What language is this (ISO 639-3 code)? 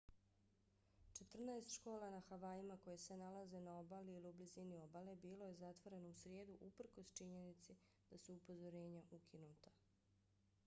bos